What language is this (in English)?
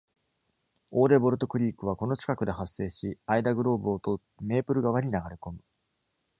Japanese